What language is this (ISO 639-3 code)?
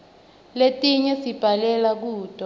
ssw